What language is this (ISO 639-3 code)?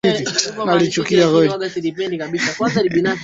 swa